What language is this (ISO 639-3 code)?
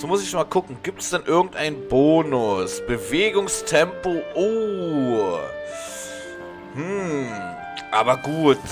deu